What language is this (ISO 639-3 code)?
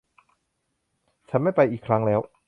tha